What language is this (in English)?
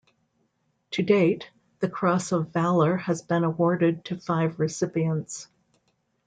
English